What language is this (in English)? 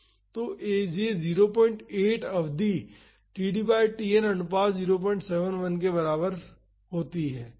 Hindi